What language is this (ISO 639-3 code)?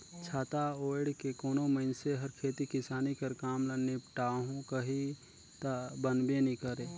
hne